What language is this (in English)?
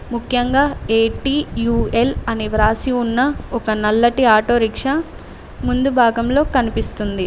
Telugu